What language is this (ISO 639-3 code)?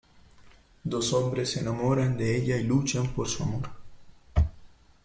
spa